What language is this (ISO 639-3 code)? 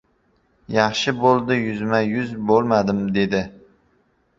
uzb